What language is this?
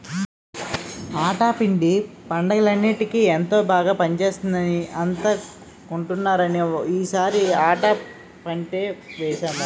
Telugu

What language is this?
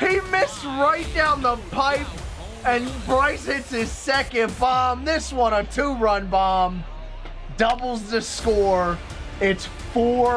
English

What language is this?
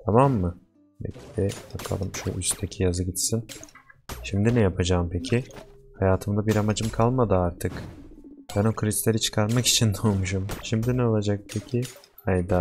Turkish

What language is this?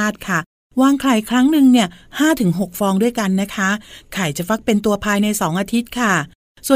Thai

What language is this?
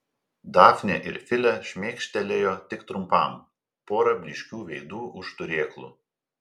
Lithuanian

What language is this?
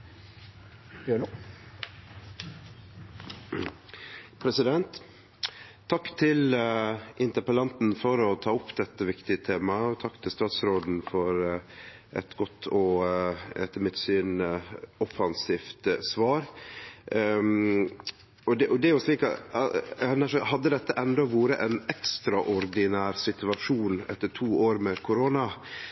Norwegian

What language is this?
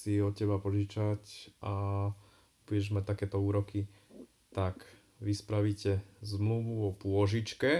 Slovak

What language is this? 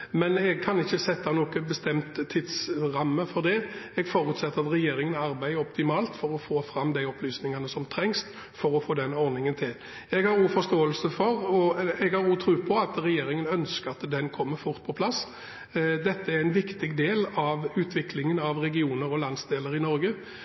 Norwegian Bokmål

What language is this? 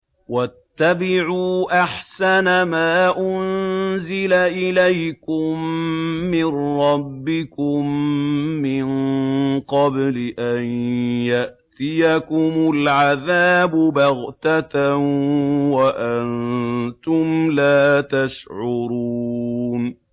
Arabic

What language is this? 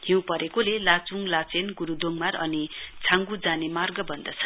Nepali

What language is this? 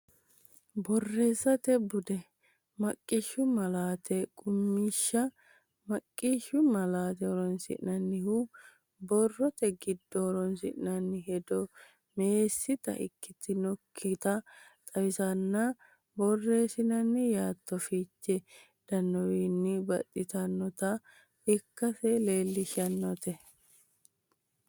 Sidamo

